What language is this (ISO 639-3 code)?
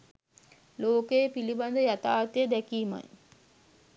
sin